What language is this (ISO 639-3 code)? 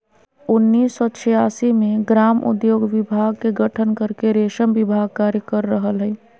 mag